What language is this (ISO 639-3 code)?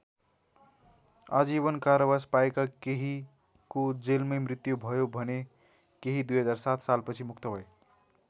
nep